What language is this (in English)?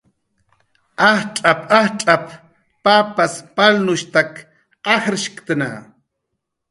Jaqaru